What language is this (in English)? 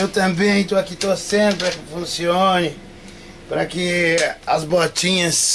Portuguese